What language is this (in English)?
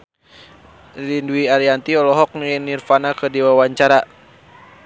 Sundanese